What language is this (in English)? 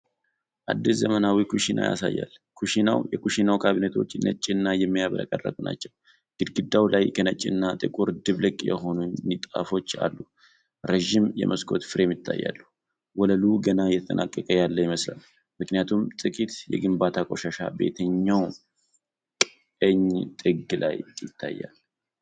Amharic